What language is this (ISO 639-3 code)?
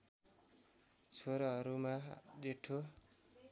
nep